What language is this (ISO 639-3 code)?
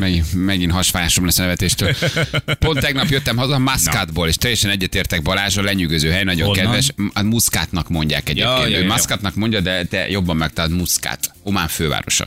hun